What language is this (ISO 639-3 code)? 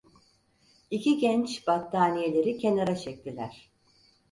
tur